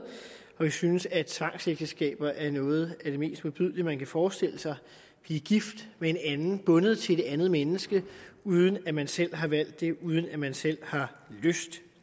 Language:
Danish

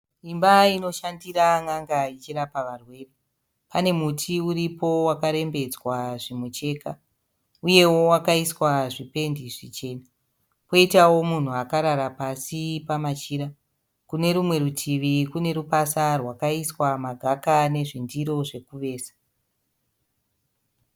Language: Shona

